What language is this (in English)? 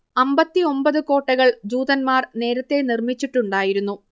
Malayalam